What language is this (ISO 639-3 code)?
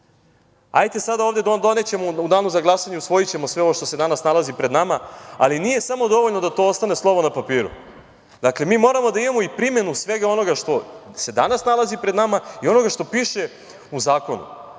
srp